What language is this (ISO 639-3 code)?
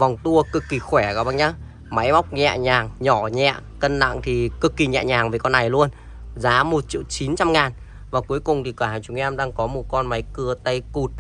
vie